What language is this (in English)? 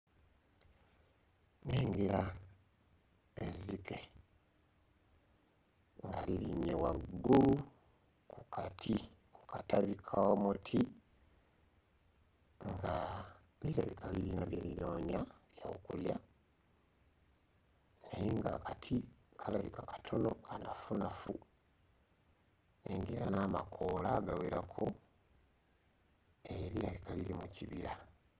Ganda